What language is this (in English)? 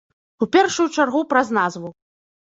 Belarusian